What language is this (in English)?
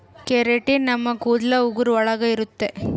Kannada